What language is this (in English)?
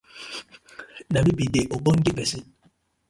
Nigerian Pidgin